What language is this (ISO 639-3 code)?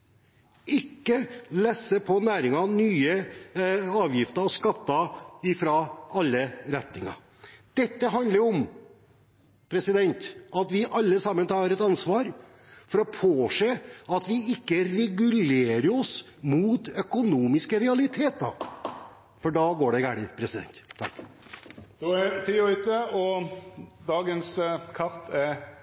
nor